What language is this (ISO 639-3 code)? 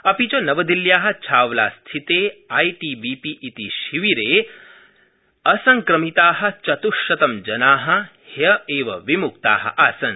san